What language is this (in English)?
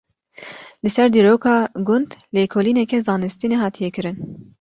Kurdish